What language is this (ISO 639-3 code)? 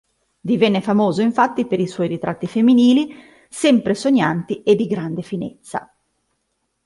ita